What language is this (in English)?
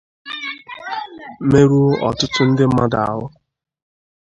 Igbo